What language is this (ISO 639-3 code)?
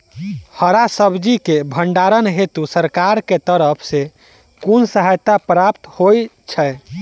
mai